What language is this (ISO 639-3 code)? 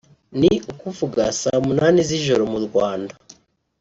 kin